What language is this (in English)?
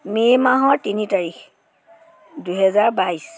Assamese